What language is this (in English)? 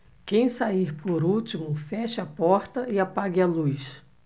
Portuguese